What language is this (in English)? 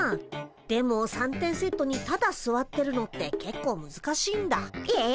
Japanese